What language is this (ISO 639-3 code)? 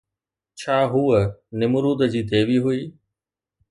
snd